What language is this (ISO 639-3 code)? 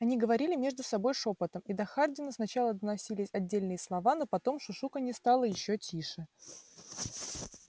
rus